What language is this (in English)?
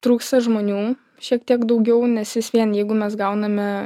Lithuanian